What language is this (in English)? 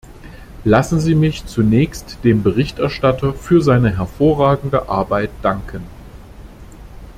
German